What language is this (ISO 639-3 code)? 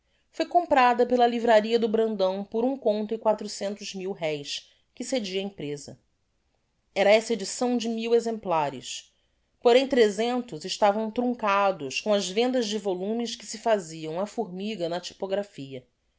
por